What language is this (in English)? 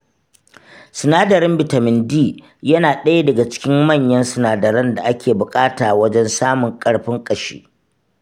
Hausa